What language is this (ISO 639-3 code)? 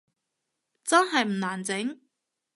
yue